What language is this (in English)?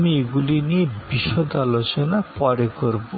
Bangla